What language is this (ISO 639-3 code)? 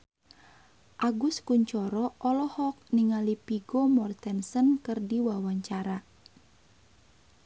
sun